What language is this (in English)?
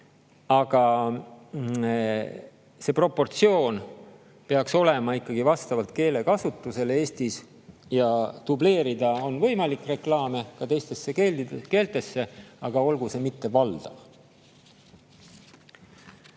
Estonian